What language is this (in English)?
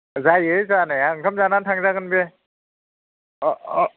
Bodo